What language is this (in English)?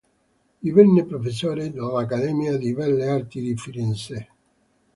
Italian